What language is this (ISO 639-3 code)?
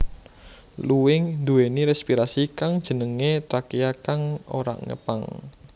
jav